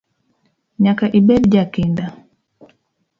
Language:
Luo (Kenya and Tanzania)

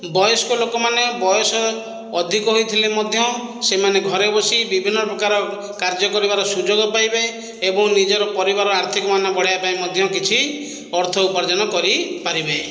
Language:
Odia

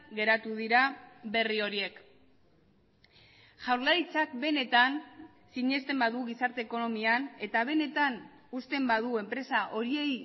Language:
Basque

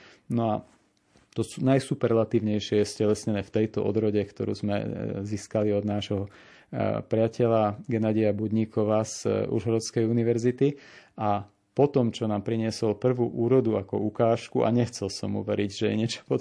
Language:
Slovak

